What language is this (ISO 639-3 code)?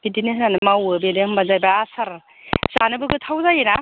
brx